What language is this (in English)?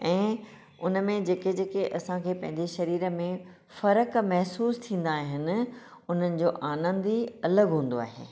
Sindhi